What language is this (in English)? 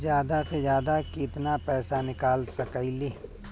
Bhojpuri